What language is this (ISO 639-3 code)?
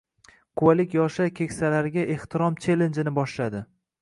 uzb